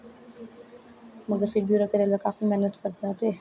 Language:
Dogri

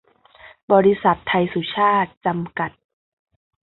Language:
Thai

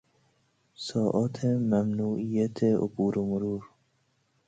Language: Persian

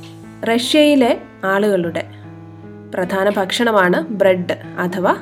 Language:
Malayalam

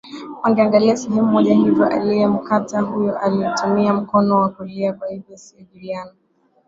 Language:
Swahili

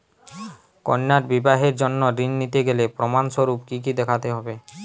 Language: Bangla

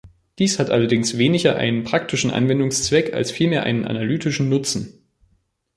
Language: German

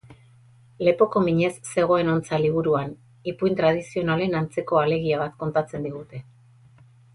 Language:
Basque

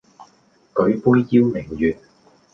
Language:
Cantonese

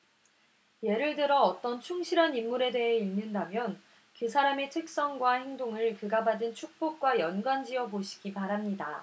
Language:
Korean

